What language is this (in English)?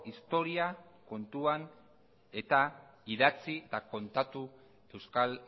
Basque